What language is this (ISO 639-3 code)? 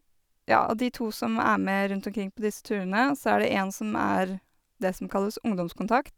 nor